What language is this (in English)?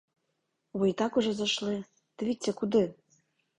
Ukrainian